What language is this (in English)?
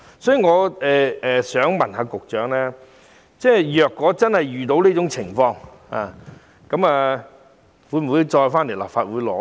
Cantonese